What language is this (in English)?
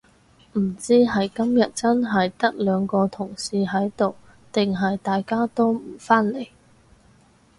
Cantonese